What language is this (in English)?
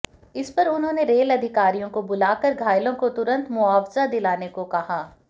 Hindi